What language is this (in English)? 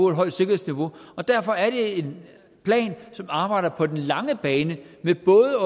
Danish